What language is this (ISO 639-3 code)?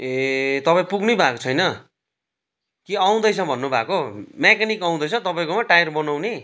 nep